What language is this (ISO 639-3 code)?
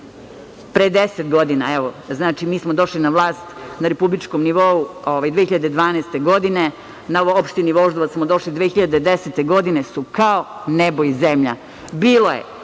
srp